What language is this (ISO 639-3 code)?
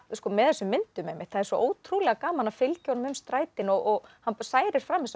isl